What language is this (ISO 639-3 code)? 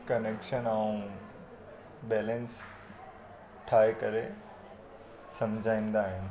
snd